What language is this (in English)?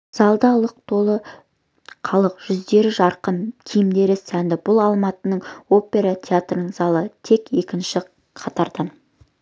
Kazakh